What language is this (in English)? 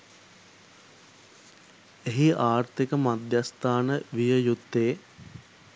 Sinhala